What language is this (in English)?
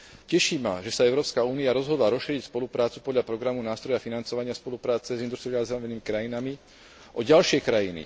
Slovak